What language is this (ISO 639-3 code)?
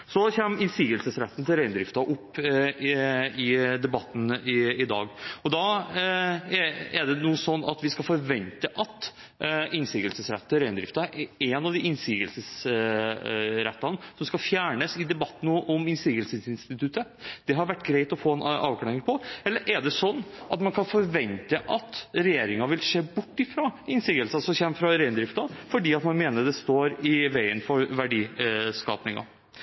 nob